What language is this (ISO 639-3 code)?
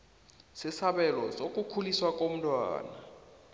nbl